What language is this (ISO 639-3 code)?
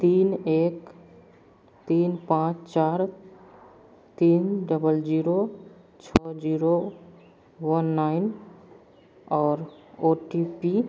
hin